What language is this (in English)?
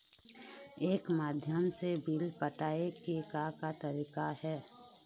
Chhattisgarhi